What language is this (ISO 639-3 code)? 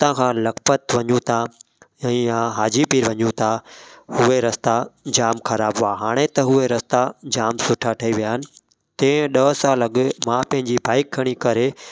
snd